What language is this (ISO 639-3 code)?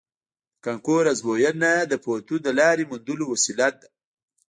pus